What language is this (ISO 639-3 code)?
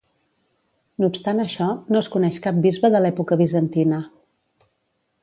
cat